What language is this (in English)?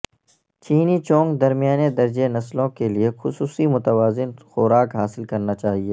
Urdu